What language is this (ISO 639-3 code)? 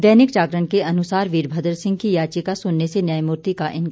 hin